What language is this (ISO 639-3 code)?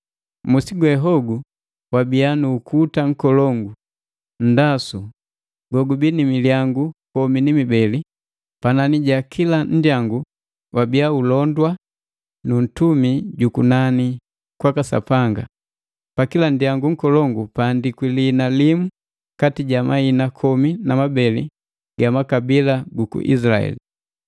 mgv